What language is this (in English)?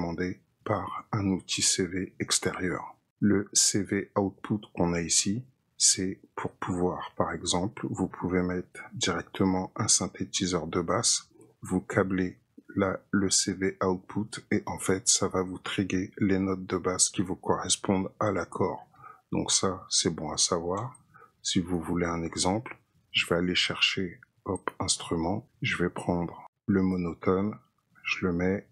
French